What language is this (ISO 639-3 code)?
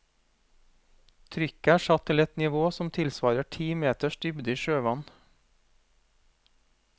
nor